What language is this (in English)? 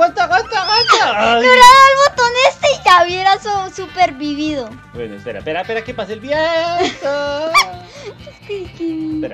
Spanish